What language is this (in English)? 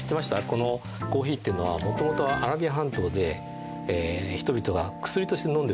Japanese